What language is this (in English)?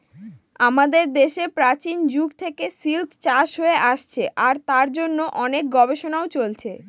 Bangla